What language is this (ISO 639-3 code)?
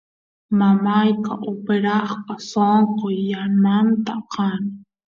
qus